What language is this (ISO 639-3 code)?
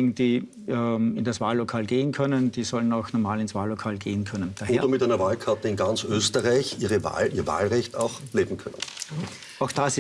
deu